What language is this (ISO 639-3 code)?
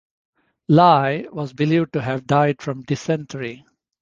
eng